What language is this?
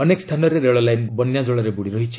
Odia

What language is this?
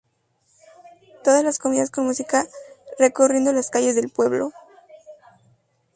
Spanish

